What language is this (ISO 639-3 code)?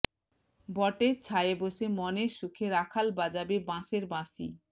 ben